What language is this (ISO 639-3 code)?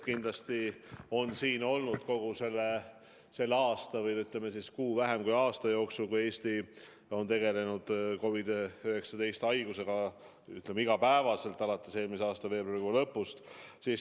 est